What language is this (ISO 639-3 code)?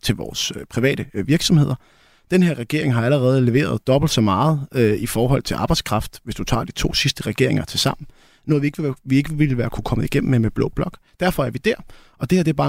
dan